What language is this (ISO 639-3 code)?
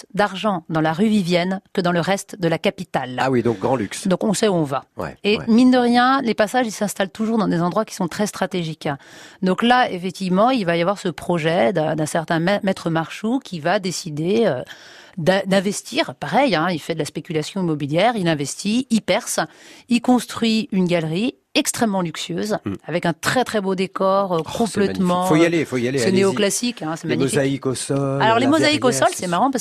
fra